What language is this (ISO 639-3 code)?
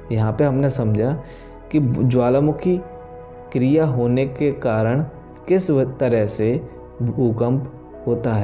hin